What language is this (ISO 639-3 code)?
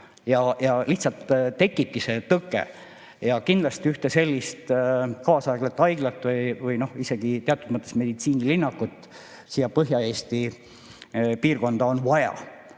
est